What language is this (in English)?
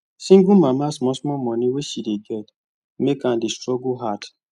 Nigerian Pidgin